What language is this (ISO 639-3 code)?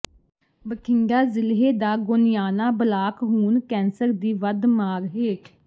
pan